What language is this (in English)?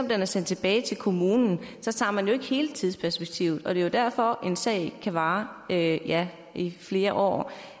Danish